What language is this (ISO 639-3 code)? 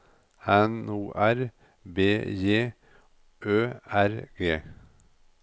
nor